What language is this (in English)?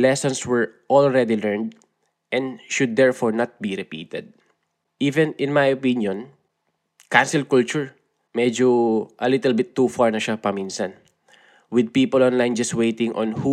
Filipino